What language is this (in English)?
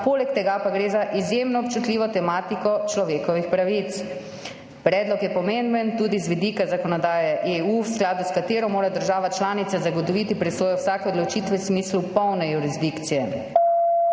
Slovenian